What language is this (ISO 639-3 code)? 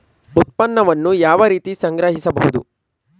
kan